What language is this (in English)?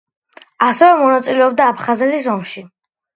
Georgian